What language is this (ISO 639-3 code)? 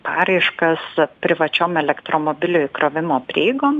lit